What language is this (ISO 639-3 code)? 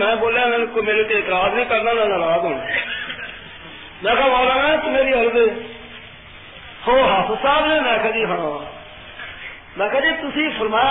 urd